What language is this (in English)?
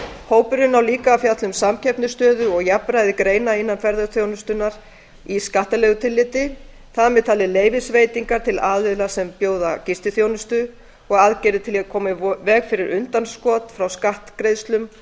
Icelandic